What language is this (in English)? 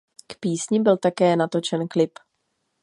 Czech